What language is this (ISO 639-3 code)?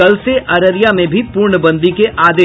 hin